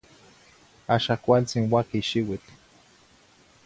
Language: Zacatlán-Ahuacatlán-Tepetzintla Nahuatl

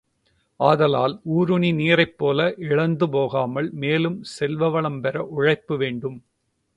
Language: Tamil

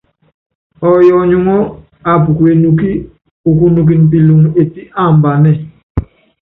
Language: Yangben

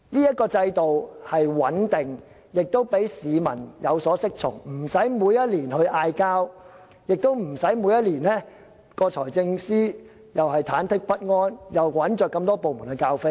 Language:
Cantonese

